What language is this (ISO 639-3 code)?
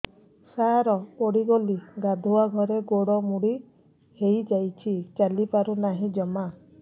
ori